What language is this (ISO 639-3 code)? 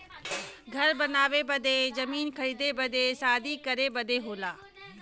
bho